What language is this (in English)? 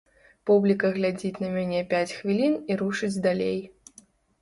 Belarusian